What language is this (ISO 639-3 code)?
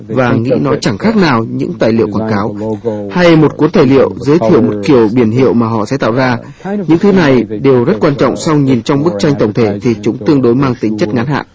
vie